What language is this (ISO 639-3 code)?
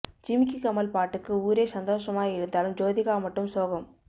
tam